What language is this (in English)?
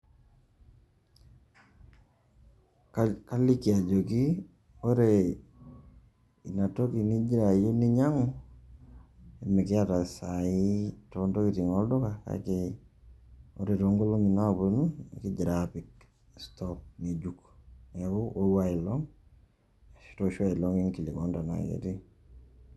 Masai